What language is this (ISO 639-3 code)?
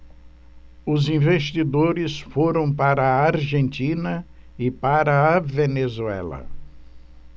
por